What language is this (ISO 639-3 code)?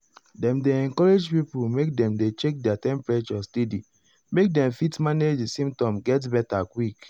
pcm